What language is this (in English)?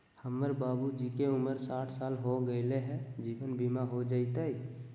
Magahi